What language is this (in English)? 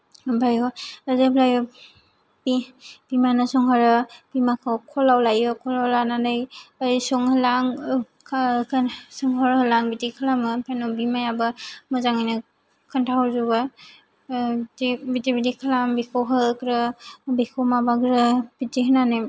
Bodo